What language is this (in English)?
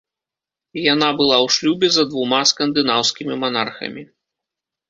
Belarusian